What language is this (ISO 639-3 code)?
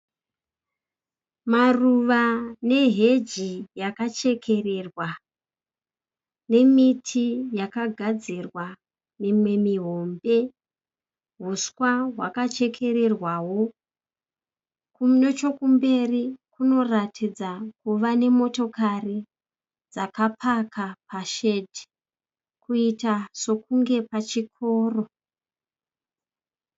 sna